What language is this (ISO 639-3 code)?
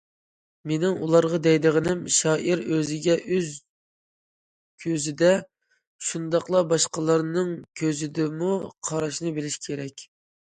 uig